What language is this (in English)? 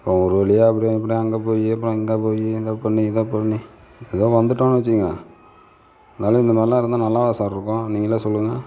Tamil